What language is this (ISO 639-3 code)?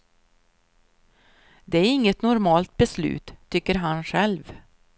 swe